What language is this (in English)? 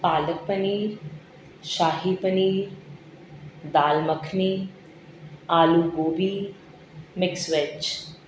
Urdu